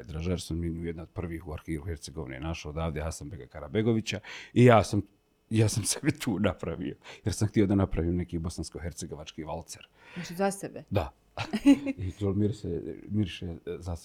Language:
Croatian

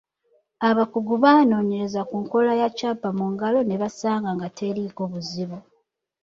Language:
Ganda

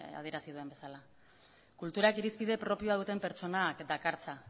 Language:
Basque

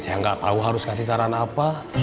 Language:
Indonesian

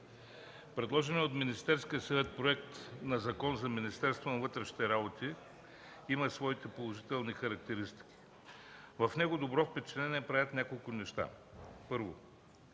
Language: Bulgarian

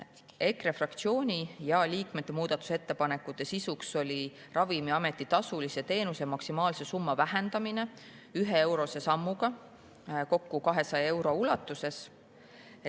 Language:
Estonian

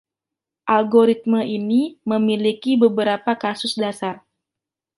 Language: Indonesian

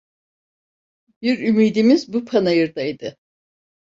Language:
Turkish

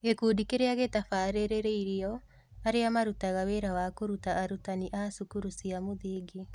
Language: Kikuyu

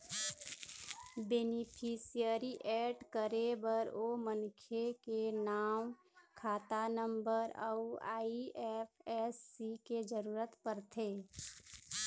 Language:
Chhattisgarhi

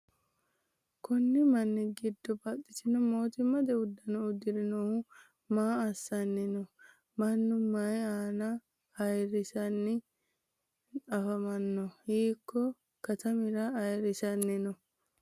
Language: Sidamo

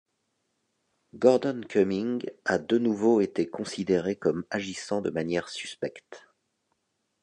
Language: French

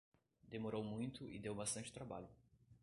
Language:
Portuguese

